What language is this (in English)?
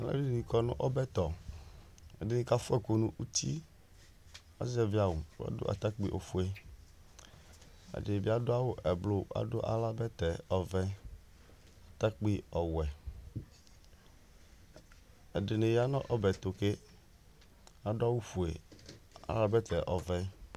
Ikposo